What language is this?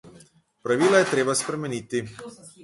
Slovenian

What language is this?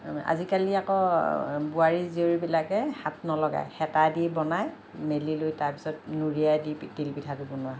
Assamese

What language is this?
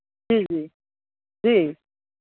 Hindi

